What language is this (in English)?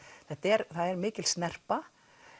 Icelandic